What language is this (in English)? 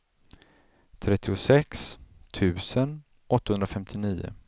Swedish